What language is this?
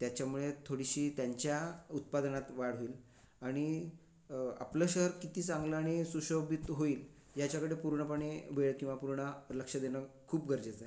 Marathi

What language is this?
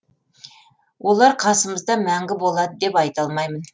Kazakh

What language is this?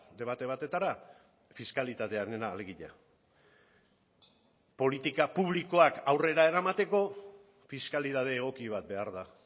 Basque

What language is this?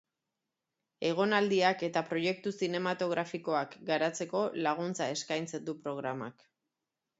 Basque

